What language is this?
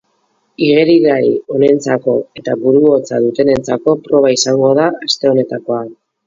Basque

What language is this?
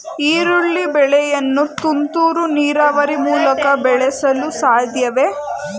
Kannada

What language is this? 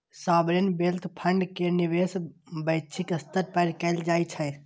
Maithili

